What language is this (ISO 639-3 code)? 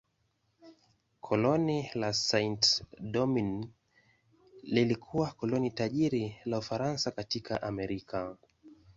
swa